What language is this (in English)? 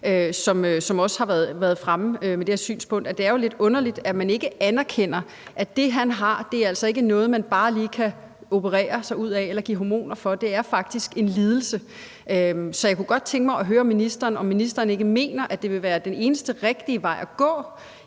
Danish